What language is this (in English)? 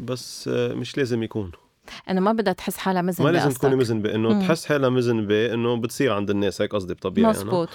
Arabic